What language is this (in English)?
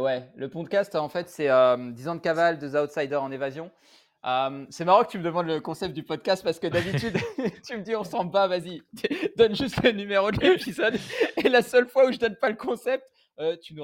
French